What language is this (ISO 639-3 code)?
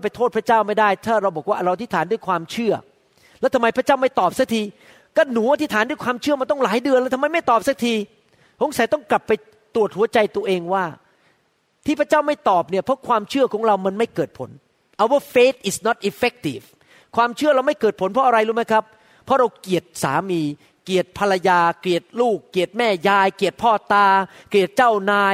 tha